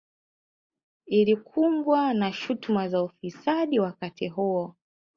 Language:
Swahili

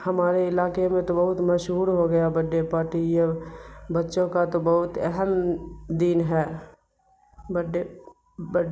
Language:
Urdu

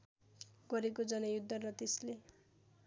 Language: Nepali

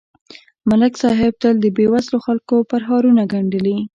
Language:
Pashto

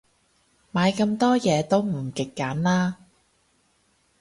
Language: Cantonese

